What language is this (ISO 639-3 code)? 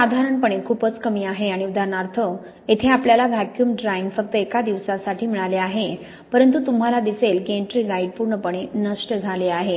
mar